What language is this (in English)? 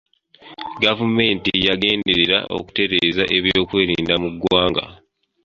Ganda